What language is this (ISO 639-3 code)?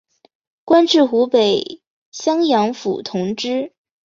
zho